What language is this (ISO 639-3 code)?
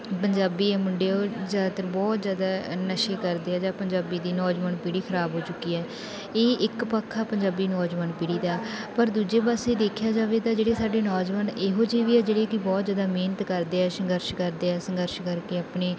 pan